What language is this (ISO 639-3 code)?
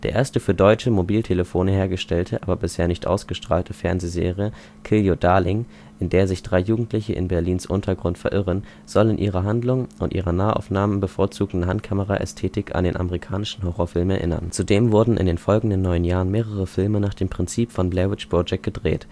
deu